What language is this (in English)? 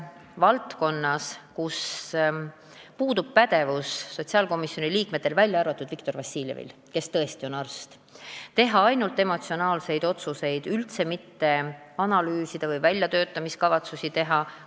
Estonian